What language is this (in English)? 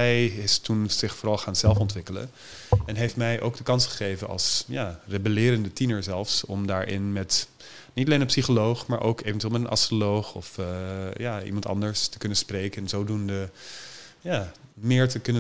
Dutch